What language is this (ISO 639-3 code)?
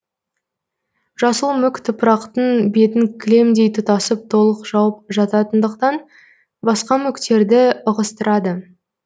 kaz